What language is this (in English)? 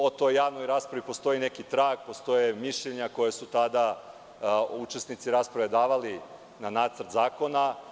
Serbian